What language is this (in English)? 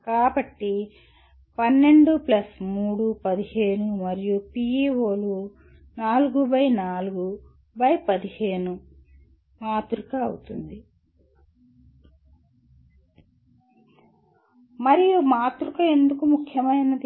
Telugu